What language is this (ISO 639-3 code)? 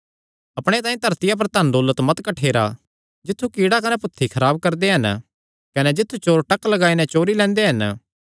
xnr